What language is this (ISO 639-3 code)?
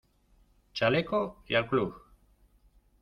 spa